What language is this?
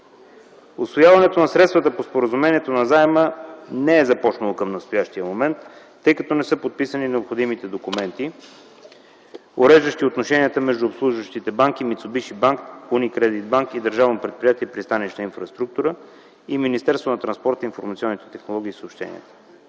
Bulgarian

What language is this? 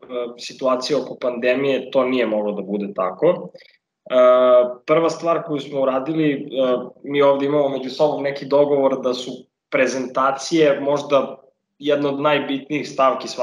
Croatian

